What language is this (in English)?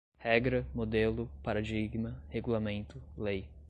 Portuguese